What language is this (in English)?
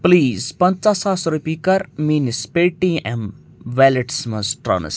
Kashmiri